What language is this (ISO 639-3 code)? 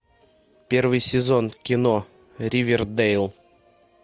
rus